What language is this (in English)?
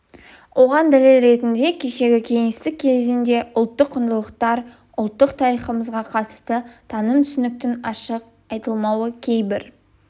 Kazakh